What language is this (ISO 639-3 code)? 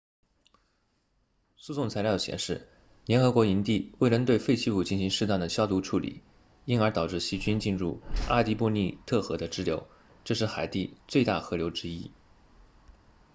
zho